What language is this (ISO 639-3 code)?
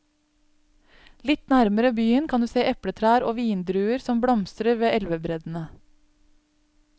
nor